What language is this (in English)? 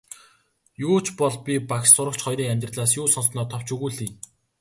Mongolian